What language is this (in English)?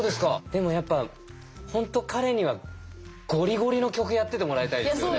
Japanese